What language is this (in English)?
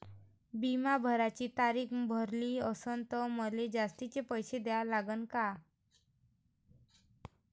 Marathi